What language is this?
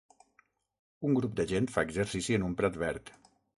Catalan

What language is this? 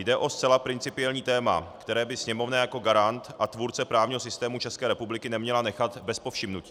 Czech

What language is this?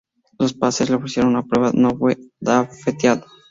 Spanish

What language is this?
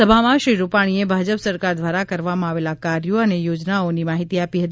Gujarati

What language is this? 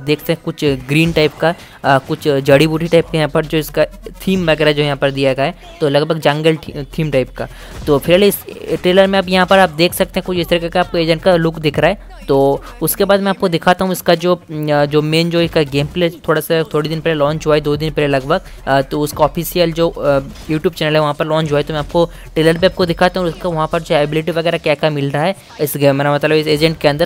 Hindi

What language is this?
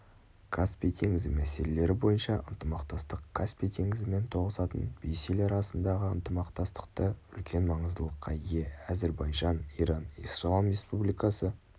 Kazakh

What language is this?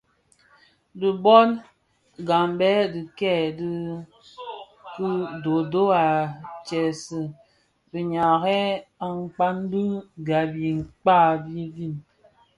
Bafia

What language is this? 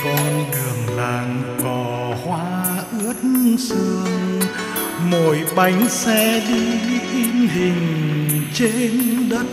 Vietnamese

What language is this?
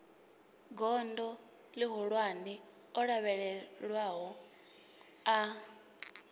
Venda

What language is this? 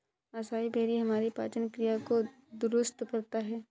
Hindi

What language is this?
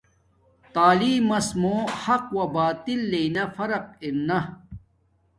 Domaaki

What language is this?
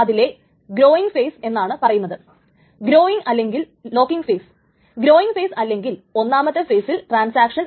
Malayalam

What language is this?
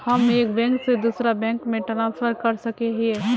Magahi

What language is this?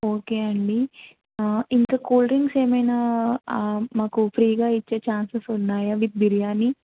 Telugu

